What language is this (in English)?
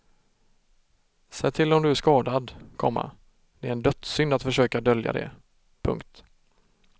Swedish